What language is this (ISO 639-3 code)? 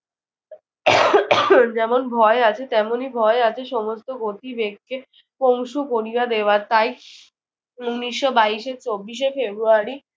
ben